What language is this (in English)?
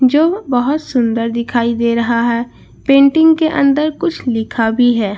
Hindi